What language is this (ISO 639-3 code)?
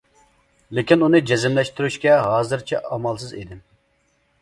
uig